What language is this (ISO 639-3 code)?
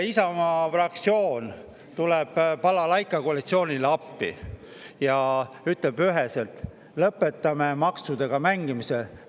est